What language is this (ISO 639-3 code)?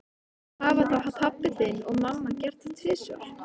isl